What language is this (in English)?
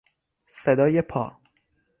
Persian